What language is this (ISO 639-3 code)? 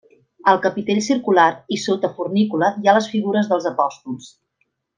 cat